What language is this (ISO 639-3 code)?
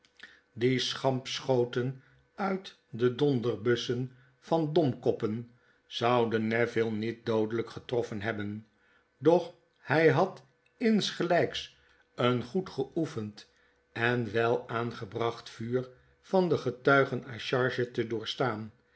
nld